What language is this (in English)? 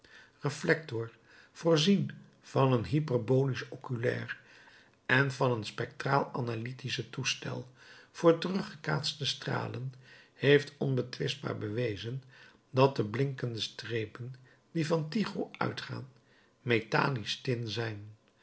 Dutch